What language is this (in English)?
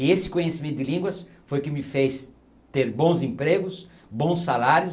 Portuguese